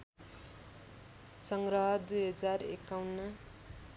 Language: Nepali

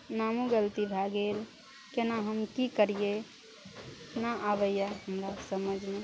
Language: Maithili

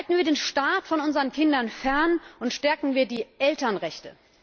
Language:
German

